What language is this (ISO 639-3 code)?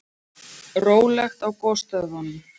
isl